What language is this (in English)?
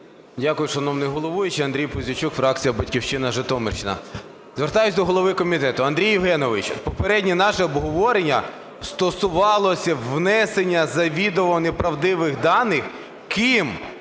Ukrainian